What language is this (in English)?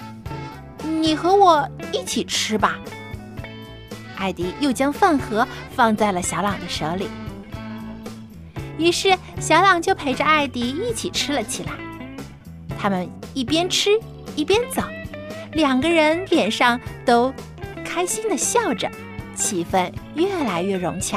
Chinese